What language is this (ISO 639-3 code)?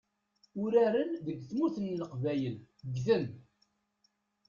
kab